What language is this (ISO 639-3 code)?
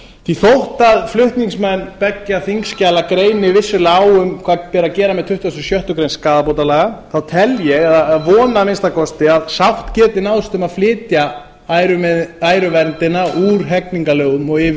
isl